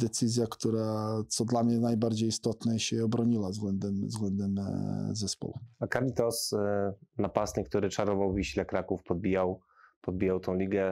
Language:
Polish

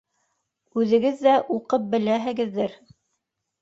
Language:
Bashkir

